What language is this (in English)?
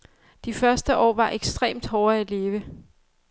Danish